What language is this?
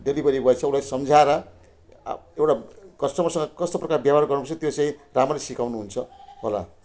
Nepali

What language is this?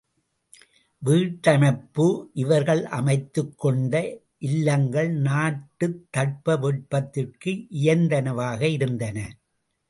Tamil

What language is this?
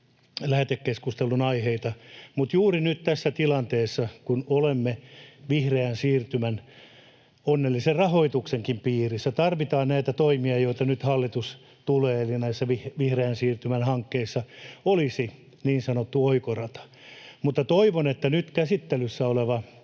Finnish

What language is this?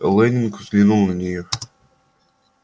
Russian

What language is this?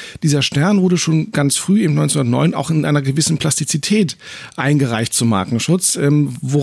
German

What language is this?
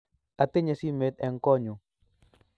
Kalenjin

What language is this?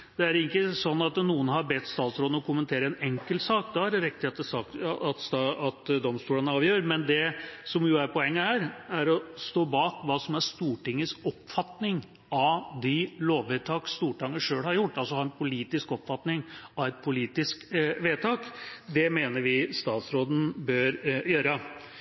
Norwegian Bokmål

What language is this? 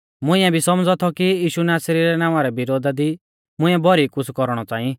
Mahasu Pahari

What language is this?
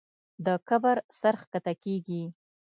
Pashto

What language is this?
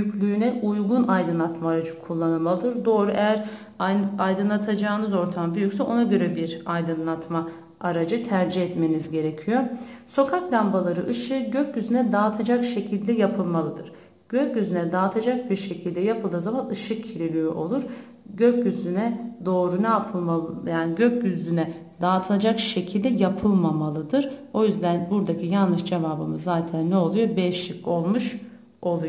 Turkish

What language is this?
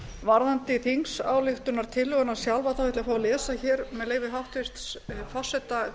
Icelandic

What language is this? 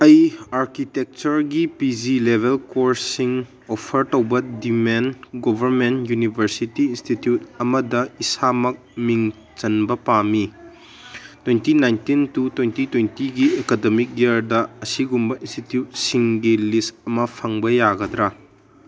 Manipuri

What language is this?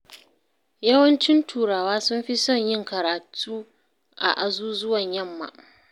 Hausa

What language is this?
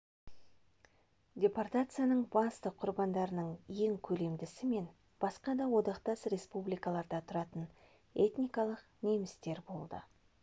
Kazakh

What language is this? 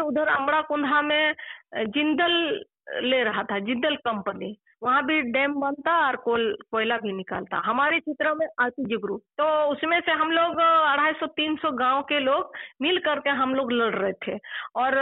Telugu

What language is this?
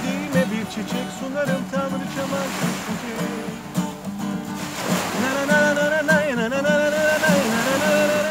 Turkish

